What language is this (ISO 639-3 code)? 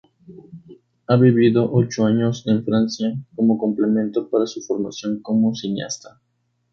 spa